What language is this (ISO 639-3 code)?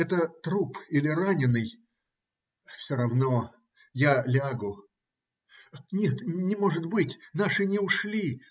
rus